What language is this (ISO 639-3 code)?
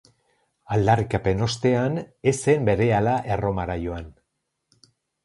eus